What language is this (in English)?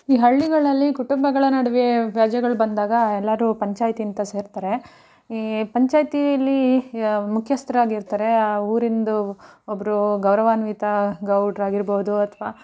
Kannada